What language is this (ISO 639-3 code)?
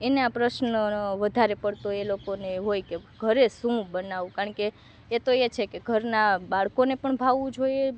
guj